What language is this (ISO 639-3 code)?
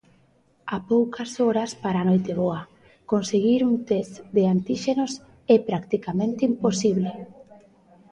glg